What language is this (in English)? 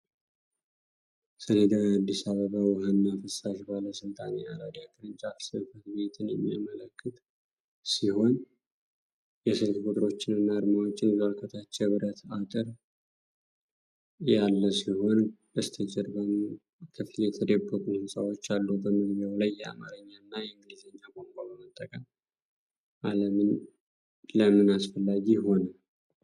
Amharic